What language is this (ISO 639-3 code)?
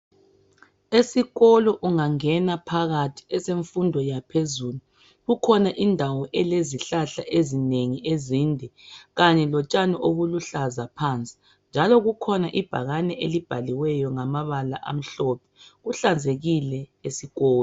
nde